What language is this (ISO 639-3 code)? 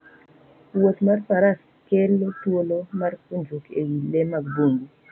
luo